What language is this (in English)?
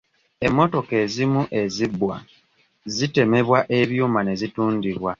Ganda